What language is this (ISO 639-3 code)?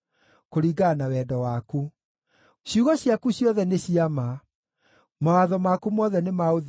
kik